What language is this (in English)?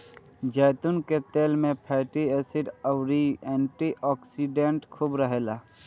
Bhojpuri